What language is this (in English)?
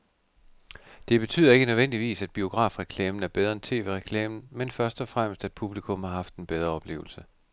Danish